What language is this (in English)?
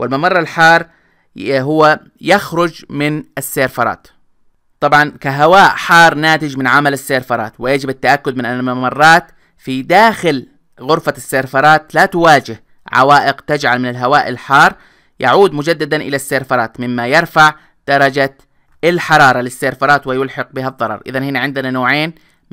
Arabic